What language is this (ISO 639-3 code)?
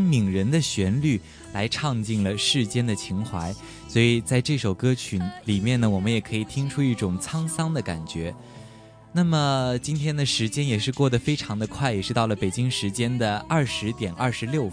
zho